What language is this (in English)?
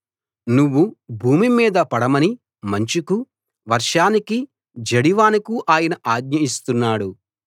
Telugu